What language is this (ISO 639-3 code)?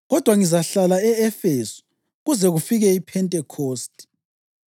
nde